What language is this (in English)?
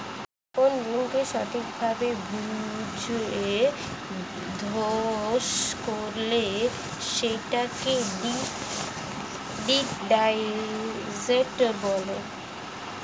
Bangla